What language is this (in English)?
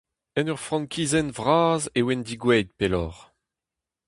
Breton